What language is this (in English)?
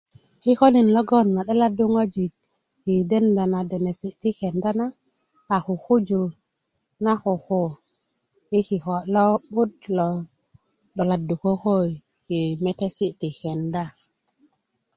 Kuku